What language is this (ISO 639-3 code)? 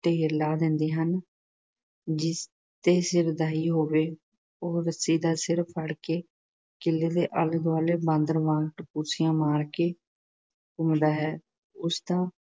pan